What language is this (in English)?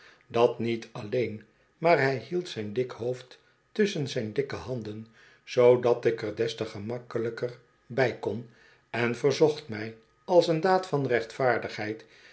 Dutch